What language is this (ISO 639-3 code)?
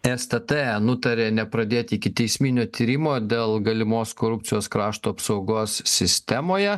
lit